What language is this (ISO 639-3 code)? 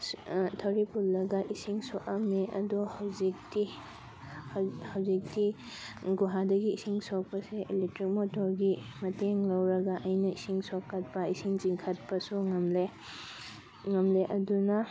mni